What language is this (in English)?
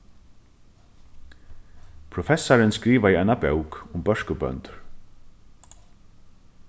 Faroese